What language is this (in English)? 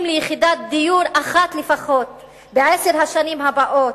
Hebrew